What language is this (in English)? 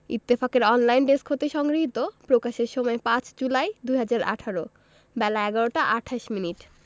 Bangla